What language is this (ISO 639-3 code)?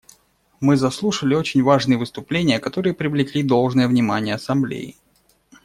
rus